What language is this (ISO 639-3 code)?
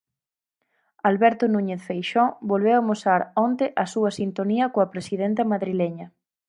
glg